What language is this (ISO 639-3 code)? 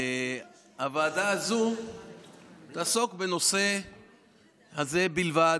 heb